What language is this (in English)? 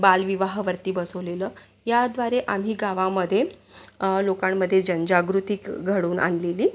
Marathi